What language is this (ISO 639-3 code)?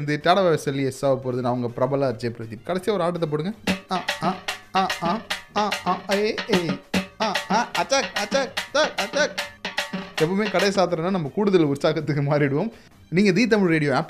tam